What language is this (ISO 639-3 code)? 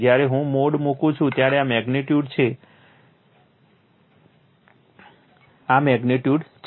guj